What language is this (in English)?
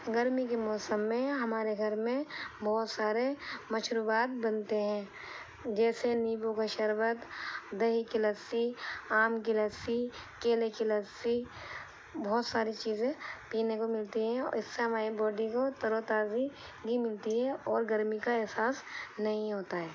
Urdu